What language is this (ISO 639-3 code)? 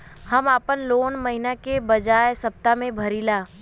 bho